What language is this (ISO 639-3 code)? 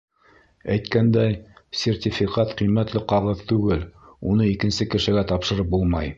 bak